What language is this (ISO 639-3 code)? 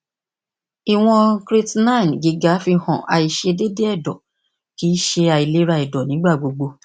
yor